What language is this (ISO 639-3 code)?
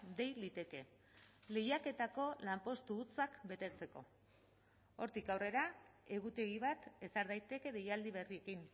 eus